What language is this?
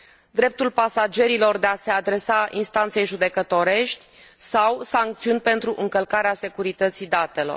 Romanian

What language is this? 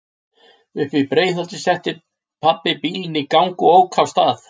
Icelandic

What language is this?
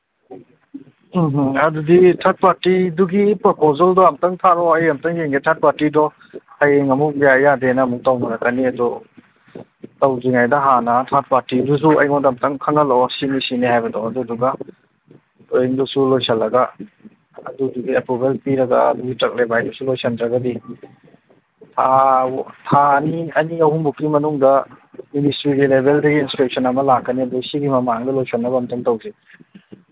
Manipuri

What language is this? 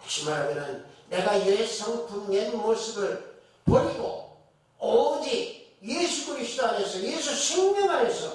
Korean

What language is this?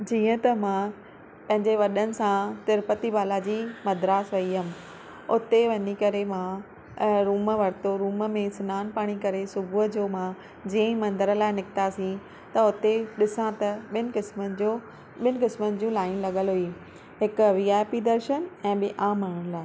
Sindhi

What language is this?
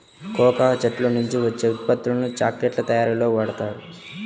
Telugu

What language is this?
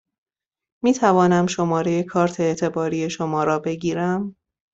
Persian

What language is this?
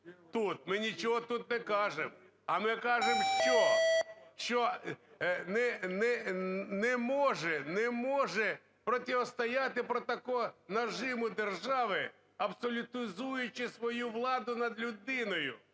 Ukrainian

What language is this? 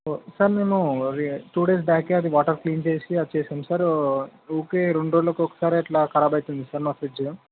Telugu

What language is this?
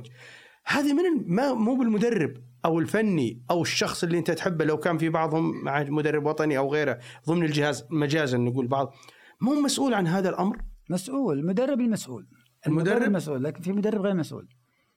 Arabic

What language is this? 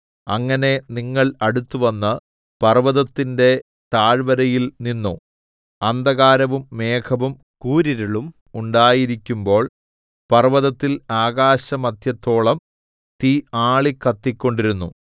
Malayalam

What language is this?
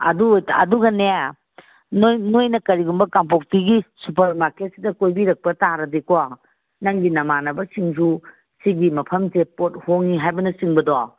Manipuri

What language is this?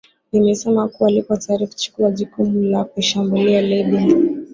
Swahili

